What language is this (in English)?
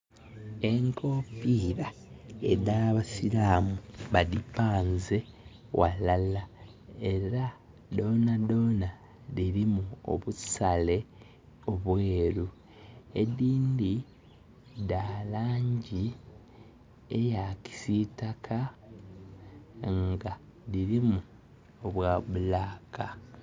Soga